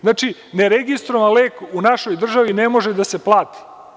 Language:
Serbian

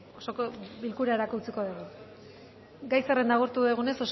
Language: Basque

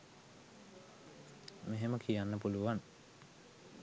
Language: Sinhala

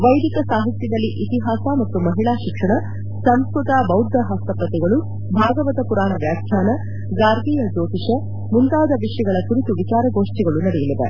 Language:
Kannada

